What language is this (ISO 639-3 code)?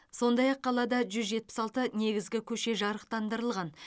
kaz